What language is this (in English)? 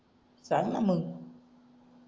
Marathi